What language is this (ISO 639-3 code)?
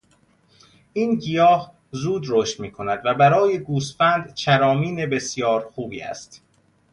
fas